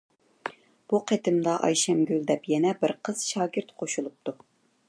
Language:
Uyghur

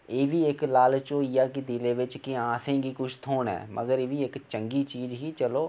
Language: Dogri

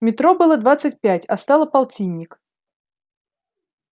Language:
Russian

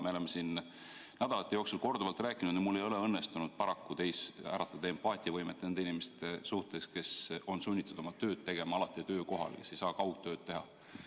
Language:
Estonian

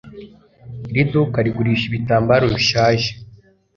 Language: Kinyarwanda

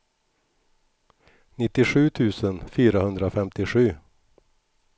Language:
Swedish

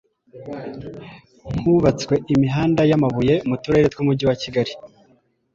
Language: Kinyarwanda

